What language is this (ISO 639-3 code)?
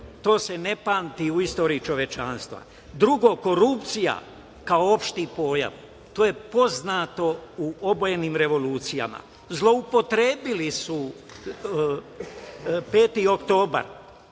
srp